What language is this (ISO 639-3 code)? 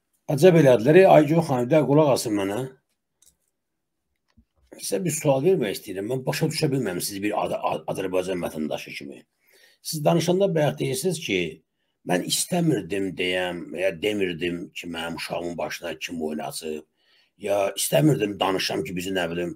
tur